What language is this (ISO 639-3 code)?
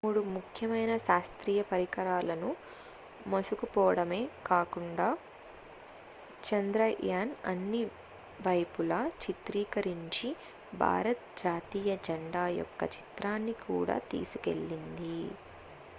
tel